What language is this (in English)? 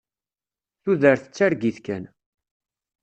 Kabyle